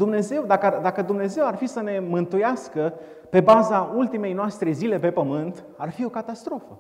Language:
Romanian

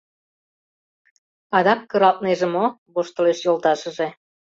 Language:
Mari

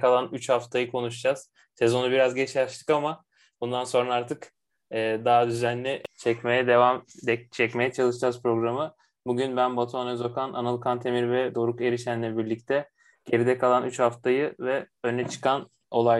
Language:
Turkish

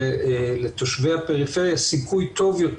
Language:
Hebrew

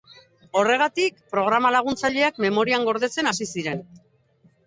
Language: Basque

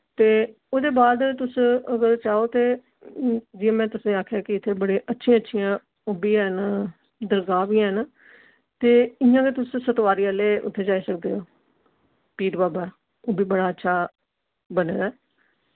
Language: Dogri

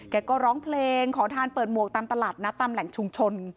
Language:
Thai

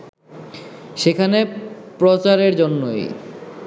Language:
Bangla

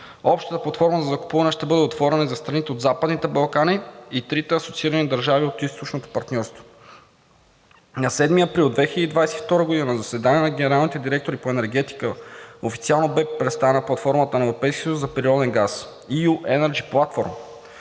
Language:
Bulgarian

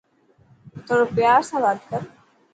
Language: Dhatki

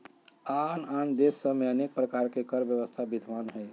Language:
Magahi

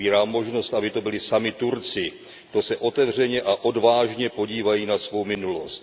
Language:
Czech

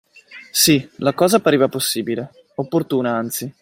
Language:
Italian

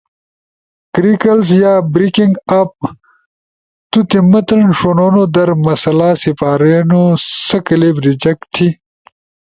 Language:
Ushojo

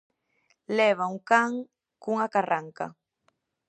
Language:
Galician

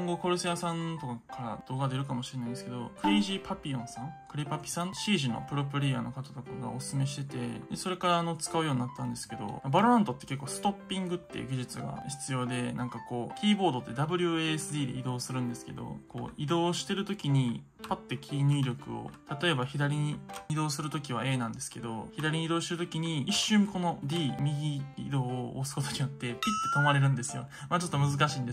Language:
Japanese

